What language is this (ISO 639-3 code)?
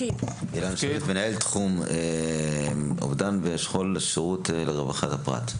heb